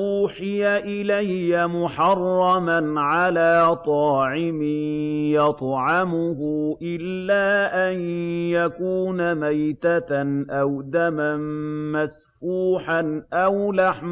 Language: Arabic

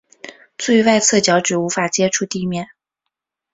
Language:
Chinese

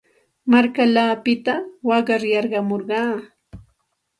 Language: Santa Ana de Tusi Pasco Quechua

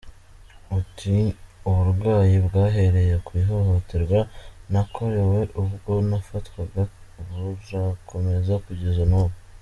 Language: Kinyarwanda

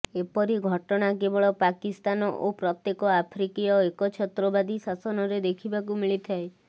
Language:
Odia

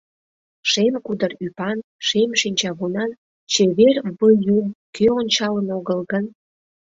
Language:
Mari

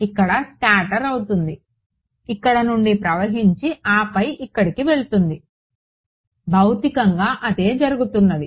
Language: Telugu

